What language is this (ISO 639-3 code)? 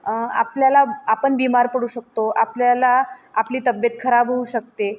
mar